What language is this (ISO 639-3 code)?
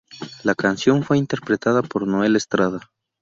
spa